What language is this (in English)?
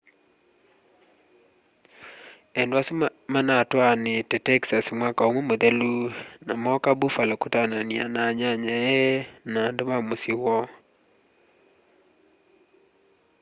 Kamba